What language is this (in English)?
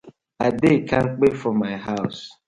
Nigerian Pidgin